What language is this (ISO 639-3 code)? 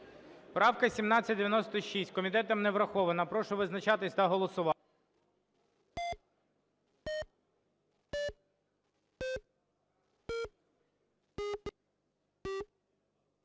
ukr